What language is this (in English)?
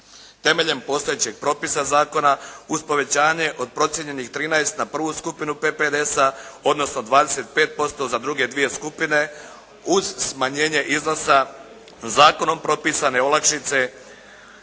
Croatian